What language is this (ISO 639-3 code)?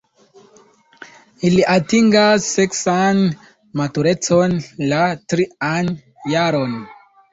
epo